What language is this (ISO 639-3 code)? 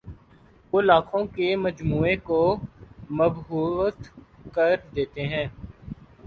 urd